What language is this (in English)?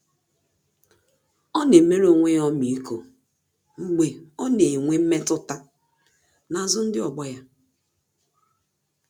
Igbo